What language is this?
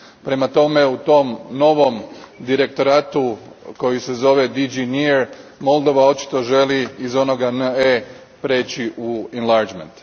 Croatian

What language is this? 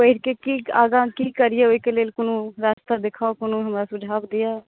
Maithili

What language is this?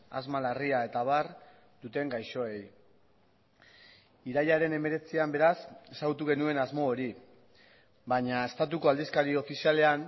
Basque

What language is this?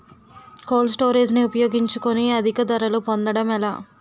Telugu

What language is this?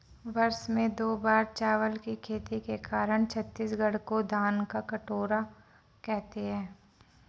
Hindi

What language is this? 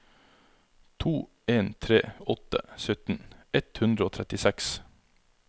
Norwegian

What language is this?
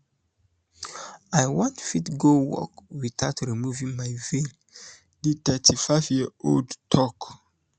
Nigerian Pidgin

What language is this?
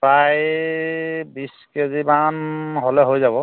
Assamese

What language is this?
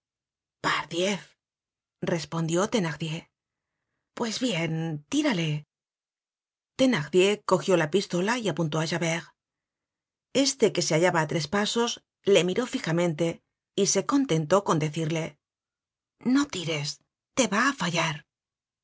Spanish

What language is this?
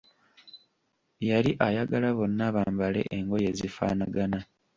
Ganda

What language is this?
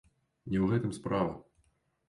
Belarusian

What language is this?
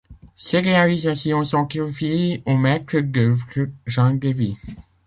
French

